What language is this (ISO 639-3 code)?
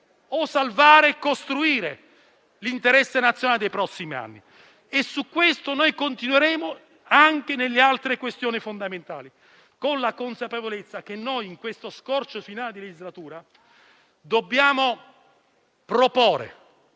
ita